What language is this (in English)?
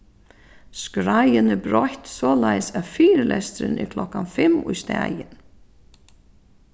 Faroese